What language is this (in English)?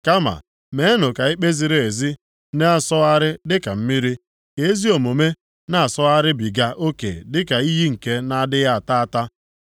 Igbo